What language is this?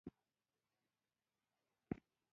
Pashto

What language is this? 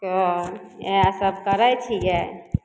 Maithili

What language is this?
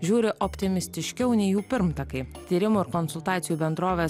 Lithuanian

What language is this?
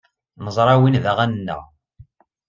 Kabyle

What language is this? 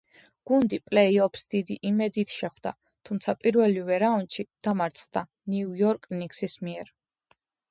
Georgian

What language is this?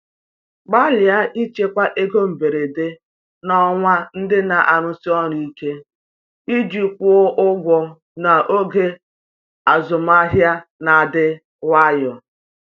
Igbo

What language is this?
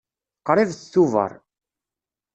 Kabyle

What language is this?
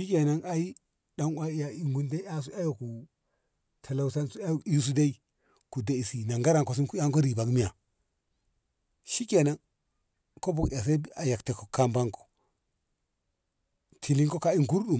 Ngamo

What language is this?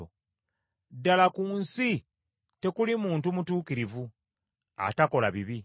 Ganda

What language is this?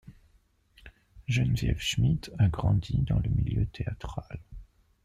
French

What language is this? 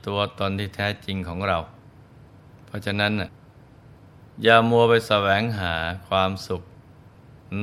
Thai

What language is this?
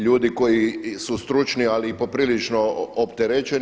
Croatian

